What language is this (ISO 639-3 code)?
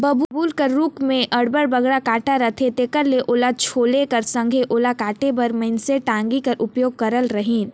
hne